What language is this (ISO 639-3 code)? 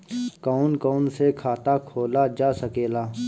bho